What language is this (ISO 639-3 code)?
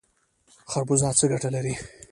pus